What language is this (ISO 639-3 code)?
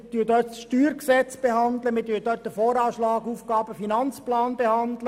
gsw